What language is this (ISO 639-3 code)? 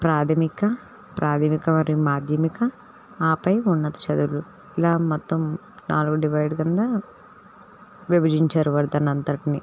tel